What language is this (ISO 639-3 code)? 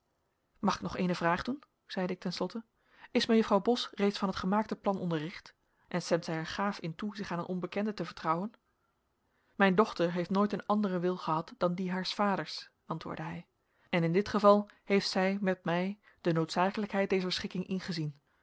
nld